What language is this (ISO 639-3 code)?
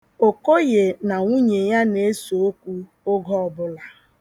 ibo